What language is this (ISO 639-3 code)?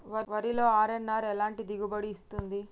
tel